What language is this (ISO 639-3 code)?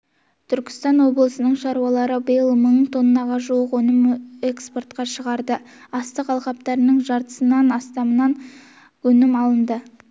kaz